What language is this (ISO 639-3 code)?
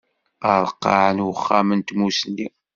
kab